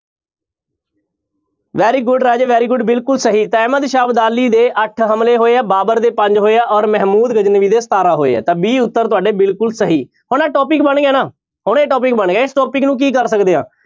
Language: Punjabi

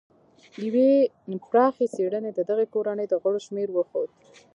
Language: Pashto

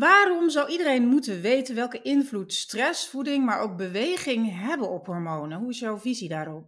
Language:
Dutch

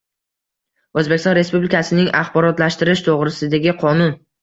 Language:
Uzbek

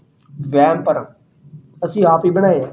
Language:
Punjabi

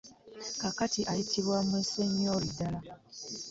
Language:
Ganda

